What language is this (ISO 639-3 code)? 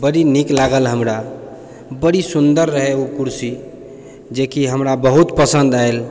mai